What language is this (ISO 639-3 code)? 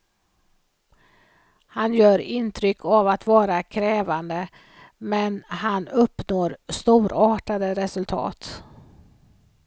swe